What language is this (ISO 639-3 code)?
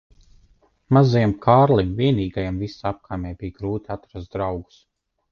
lav